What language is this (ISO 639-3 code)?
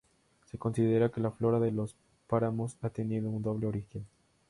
spa